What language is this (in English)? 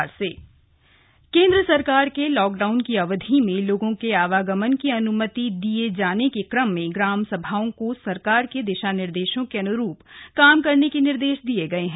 Hindi